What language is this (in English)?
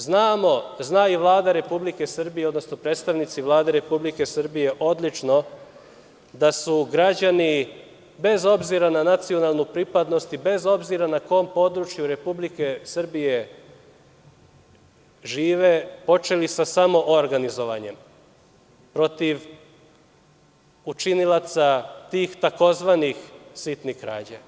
Serbian